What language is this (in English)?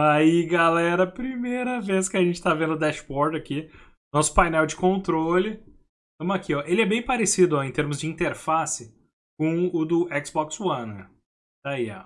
Portuguese